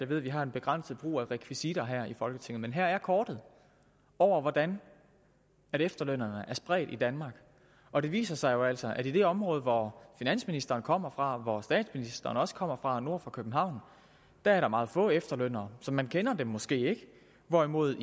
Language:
Danish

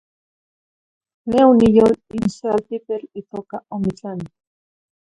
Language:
Zacatlán-Ahuacatlán-Tepetzintla Nahuatl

